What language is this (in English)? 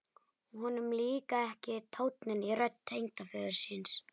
Icelandic